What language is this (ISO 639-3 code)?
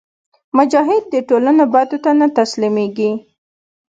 pus